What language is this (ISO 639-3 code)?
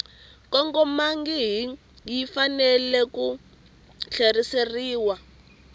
tso